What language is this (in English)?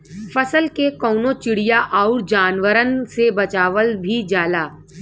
Bhojpuri